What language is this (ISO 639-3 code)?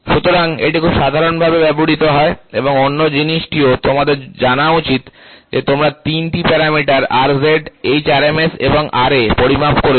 ben